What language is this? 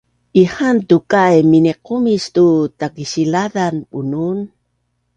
Bunun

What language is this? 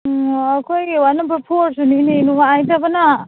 Manipuri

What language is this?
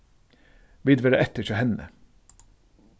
Faroese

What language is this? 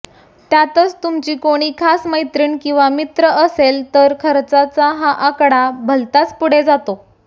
Marathi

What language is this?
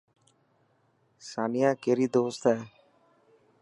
Dhatki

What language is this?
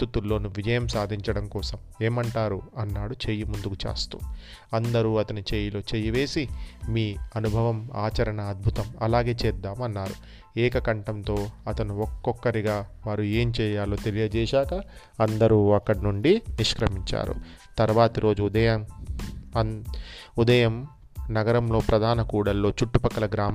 Telugu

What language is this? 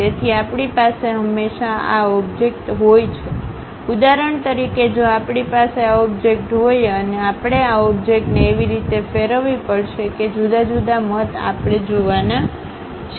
Gujarati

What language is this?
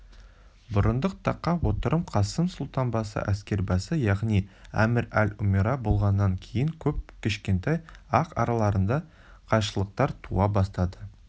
Kazakh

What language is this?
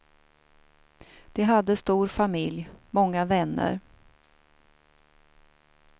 Swedish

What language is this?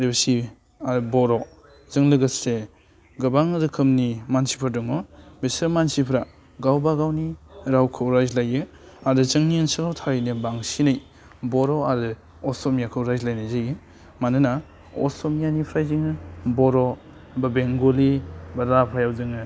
Bodo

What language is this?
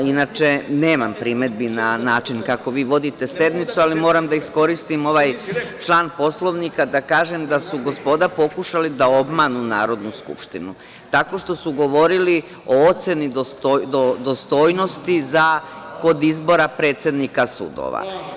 Serbian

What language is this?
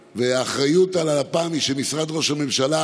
Hebrew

